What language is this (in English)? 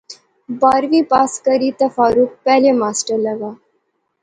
Pahari-Potwari